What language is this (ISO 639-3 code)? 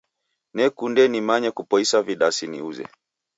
dav